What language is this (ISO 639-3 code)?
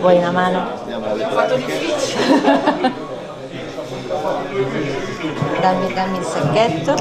ita